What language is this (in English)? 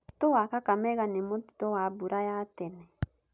Kikuyu